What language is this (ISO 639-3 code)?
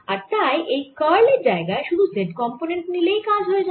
ben